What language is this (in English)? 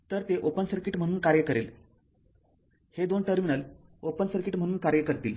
Marathi